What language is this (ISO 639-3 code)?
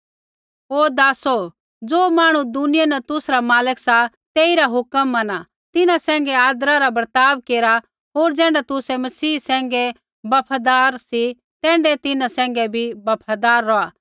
kfx